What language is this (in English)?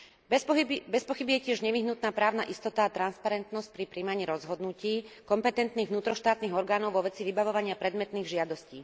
Slovak